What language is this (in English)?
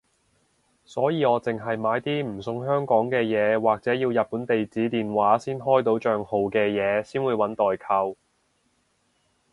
Cantonese